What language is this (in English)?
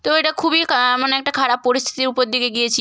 Bangla